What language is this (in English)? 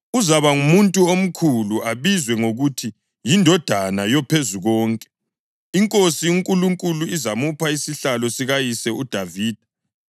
North Ndebele